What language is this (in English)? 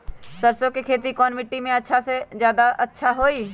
Magahi